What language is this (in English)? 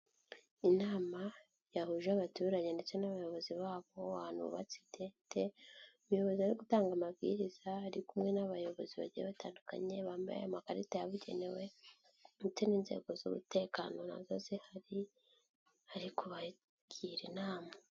Kinyarwanda